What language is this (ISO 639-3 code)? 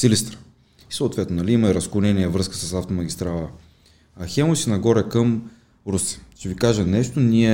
bul